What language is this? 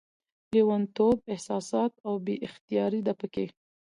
Pashto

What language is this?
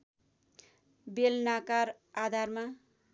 Nepali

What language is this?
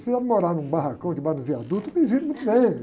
Portuguese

